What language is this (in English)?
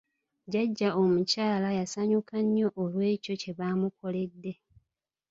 Ganda